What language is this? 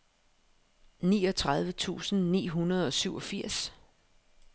Danish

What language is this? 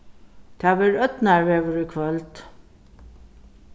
Faroese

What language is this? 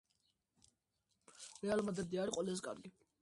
Georgian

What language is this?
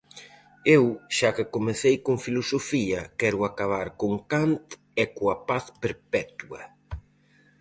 Galician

